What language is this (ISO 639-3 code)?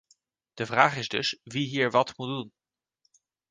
nld